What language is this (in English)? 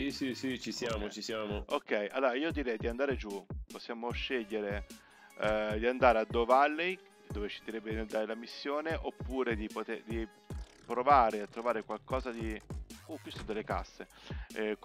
Italian